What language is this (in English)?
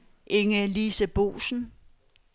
Danish